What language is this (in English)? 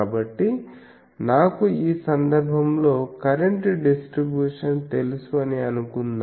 Telugu